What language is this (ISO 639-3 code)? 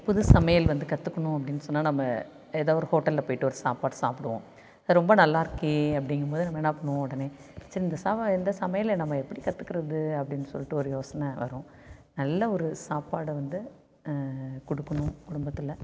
tam